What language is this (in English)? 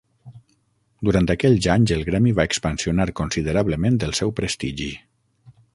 Catalan